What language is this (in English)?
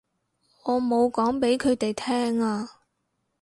Cantonese